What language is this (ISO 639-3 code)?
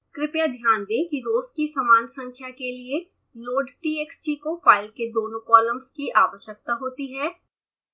hin